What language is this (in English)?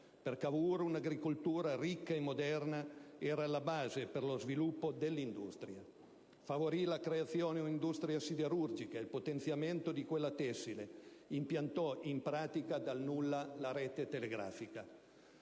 Italian